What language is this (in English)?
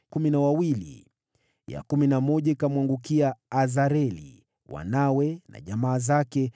Swahili